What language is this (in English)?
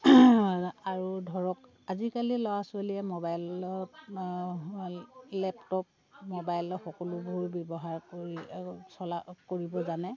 Assamese